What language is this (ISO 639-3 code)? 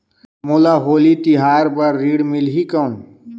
hne